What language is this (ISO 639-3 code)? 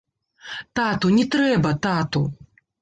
bel